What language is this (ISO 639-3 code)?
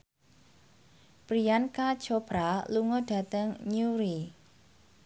jav